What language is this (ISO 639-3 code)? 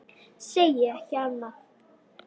isl